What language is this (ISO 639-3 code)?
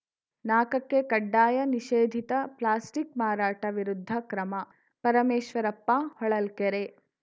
kan